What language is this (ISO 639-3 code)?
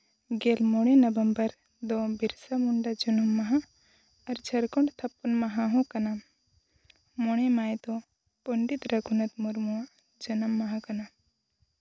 sat